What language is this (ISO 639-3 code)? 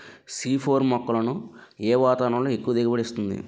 tel